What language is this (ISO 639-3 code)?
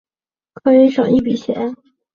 zho